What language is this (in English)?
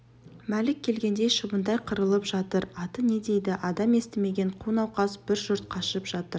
Kazakh